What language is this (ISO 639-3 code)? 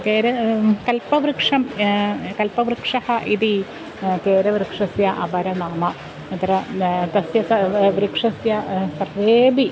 san